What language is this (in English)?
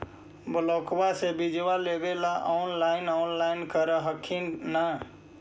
Magahi